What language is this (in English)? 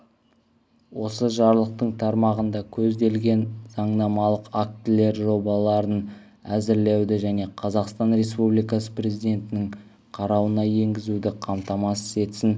Kazakh